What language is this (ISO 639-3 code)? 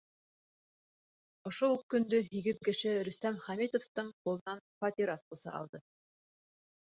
bak